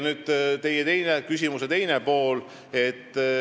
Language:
Estonian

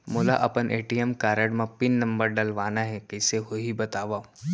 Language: Chhattisgarhi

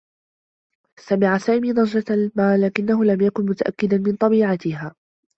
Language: Arabic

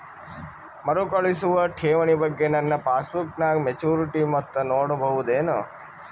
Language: Kannada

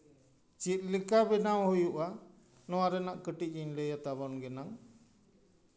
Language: Santali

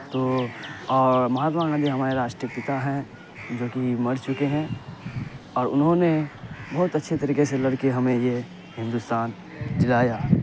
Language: Urdu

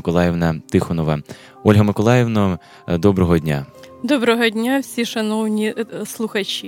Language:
Ukrainian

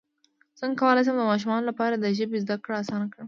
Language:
Pashto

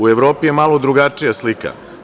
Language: Serbian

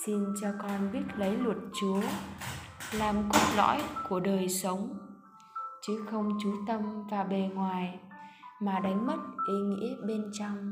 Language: Vietnamese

